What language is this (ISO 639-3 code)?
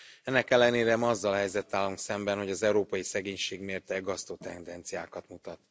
hun